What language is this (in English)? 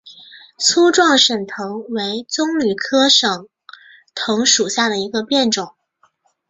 Chinese